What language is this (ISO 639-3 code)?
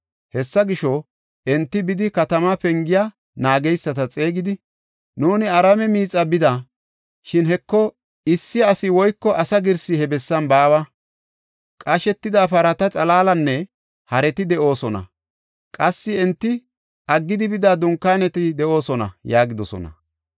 gof